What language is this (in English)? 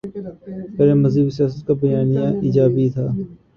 Urdu